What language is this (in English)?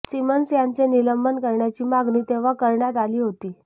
Marathi